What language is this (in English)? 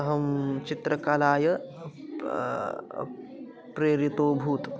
Sanskrit